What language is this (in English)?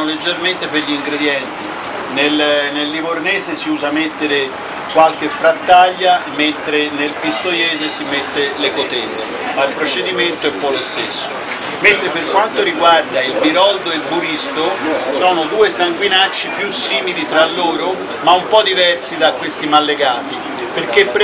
Italian